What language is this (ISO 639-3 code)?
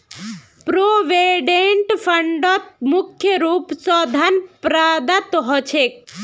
mag